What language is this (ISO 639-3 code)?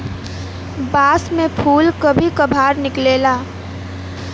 bho